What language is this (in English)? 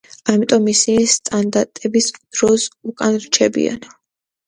Georgian